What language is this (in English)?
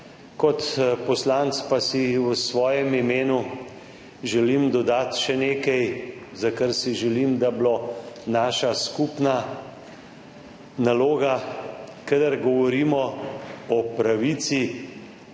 Slovenian